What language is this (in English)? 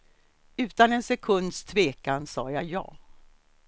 Swedish